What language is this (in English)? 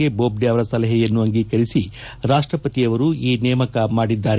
Kannada